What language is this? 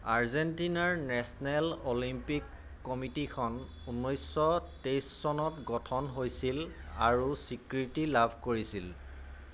Assamese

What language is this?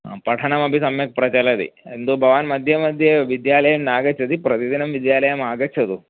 Sanskrit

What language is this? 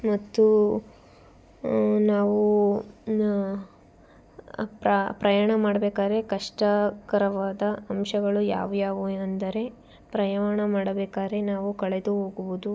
Kannada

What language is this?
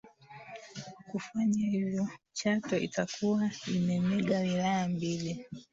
Swahili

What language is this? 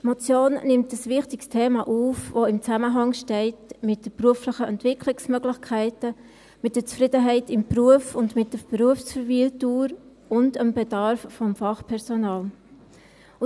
Swiss German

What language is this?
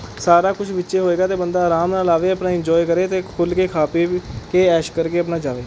Punjabi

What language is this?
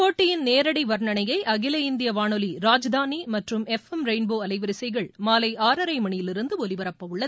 Tamil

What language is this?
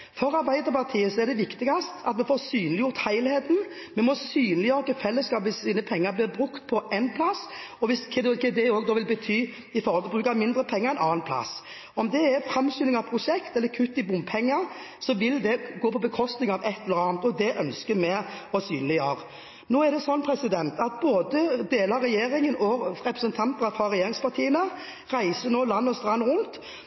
Norwegian Bokmål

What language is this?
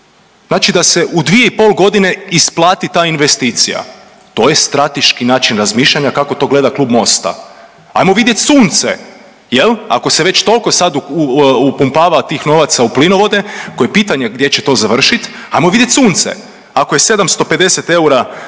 Croatian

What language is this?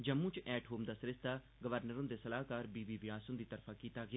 Dogri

